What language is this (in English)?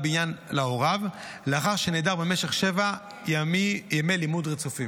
Hebrew